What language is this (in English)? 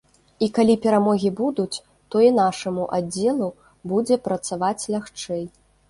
Belarusian